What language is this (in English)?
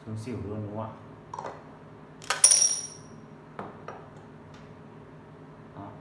Vietnamese